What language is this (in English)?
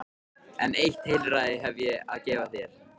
Icelandic